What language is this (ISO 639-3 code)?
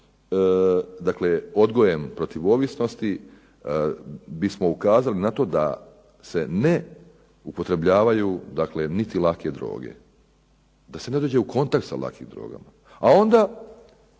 hrv